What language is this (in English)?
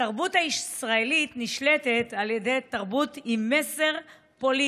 Hebrew